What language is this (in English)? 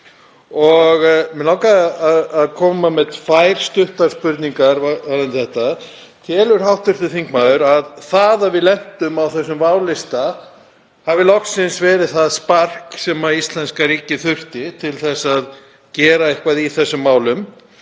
Icelandic